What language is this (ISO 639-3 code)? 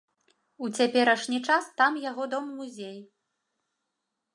bel